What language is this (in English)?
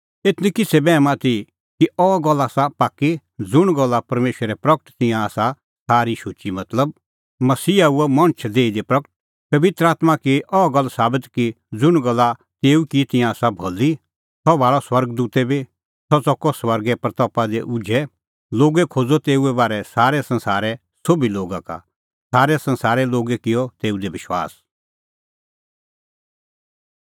Kullu Pahari